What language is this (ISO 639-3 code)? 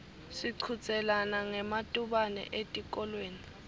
ssw